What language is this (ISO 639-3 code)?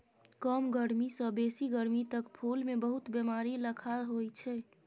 mai